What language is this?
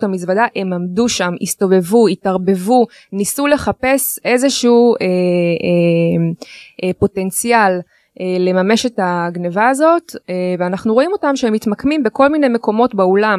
Hebrew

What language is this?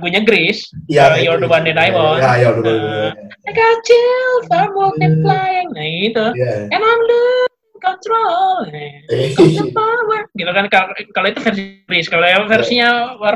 Indonesian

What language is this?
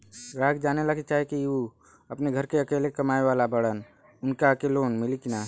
Bhojpuri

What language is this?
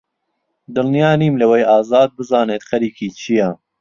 Central Kurdish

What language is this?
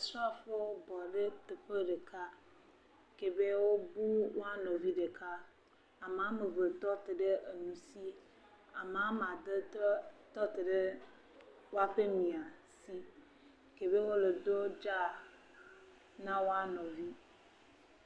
Ewe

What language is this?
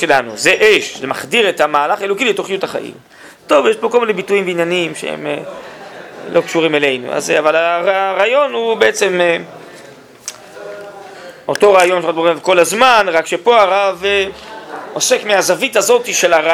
Hebrew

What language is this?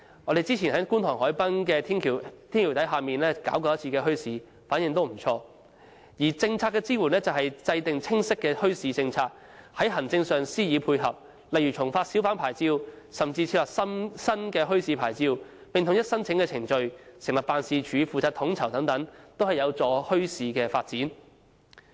Cantonese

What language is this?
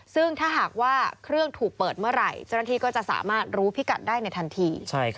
Thai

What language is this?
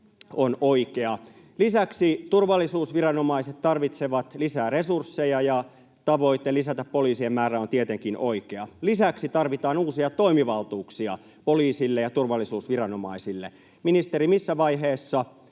Finnish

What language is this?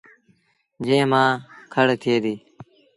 Sindhi Bhil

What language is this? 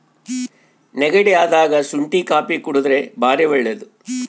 Kannada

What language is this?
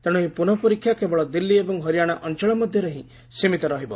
Odia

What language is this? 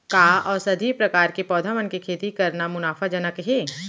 Chhattisgarhi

